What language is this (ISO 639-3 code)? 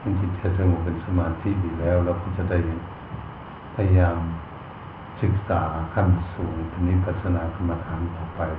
tha